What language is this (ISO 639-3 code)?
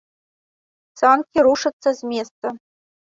bel